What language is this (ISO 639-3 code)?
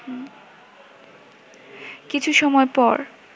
ben